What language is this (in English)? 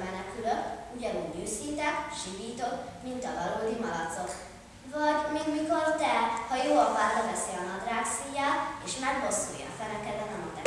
Hungarian